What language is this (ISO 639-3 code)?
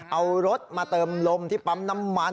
tha